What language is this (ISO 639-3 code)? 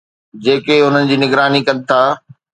snd